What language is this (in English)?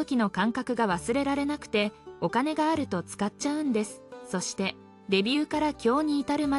Japanese